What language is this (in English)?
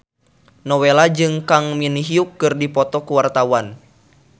Sundanese